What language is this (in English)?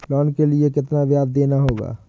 Hindi